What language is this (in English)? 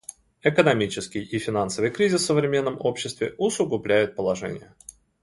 Russian